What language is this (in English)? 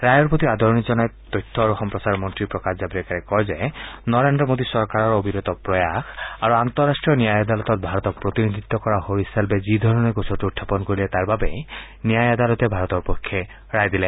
Assamese